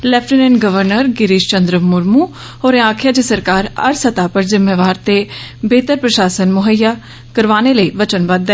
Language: Dogri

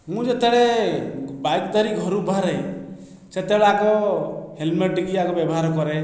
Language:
Odia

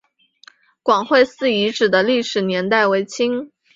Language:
Chinese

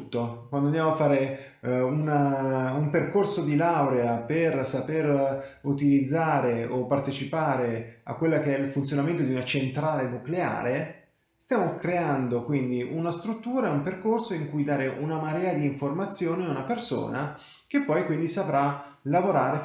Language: Italian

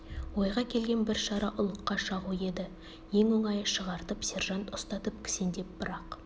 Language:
Kazakh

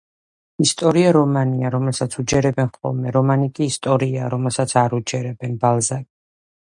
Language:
Georgian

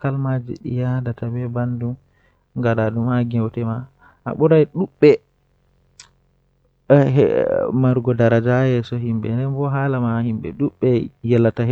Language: Western Niger Fulfulde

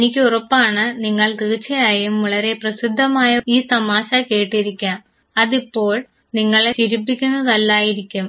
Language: Malayalam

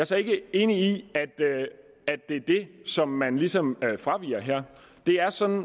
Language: Danish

